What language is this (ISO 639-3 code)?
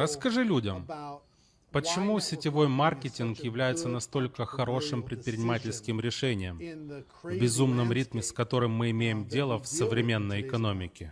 rus